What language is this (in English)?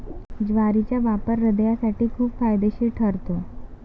Marathi